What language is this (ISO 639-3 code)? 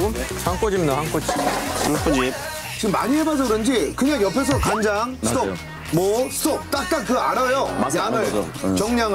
kor